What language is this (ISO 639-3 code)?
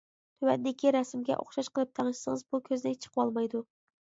uig